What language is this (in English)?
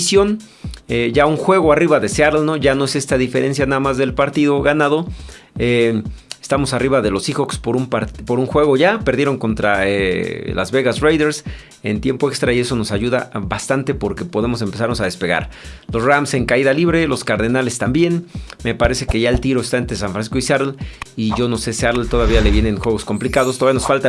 Spanish